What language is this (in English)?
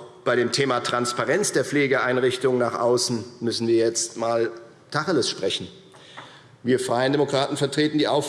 German